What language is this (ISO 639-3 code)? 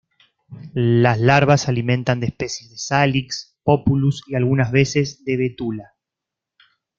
spa